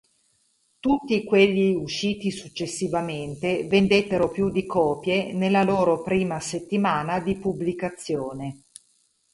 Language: Italian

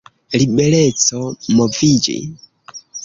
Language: Esperanto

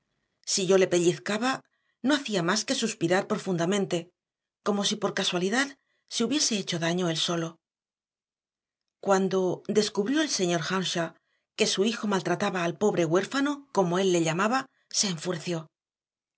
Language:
Spanish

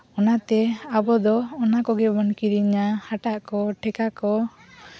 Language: Santali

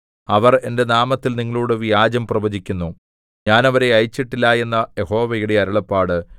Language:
Malayalam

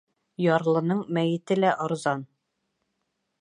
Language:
Bashkir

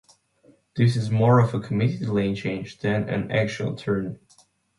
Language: English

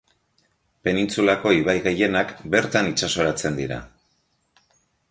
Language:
Basque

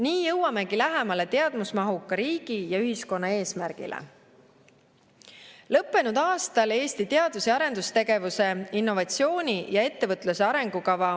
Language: Estonian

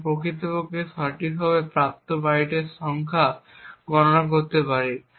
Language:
Bangla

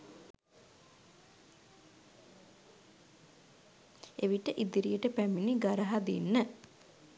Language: Sinhala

